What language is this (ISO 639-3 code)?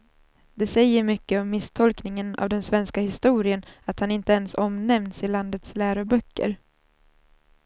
swe